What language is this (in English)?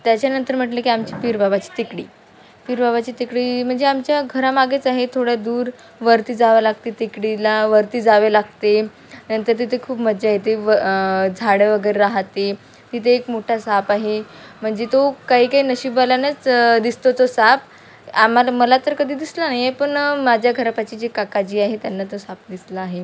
Marathi